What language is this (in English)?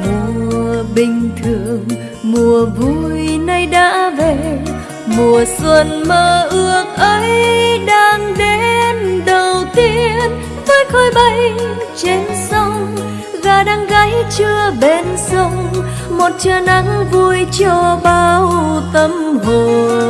Vietnamese